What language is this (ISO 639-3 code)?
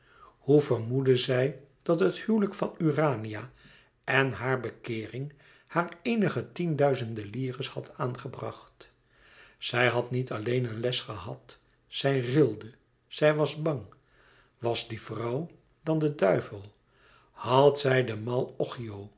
nld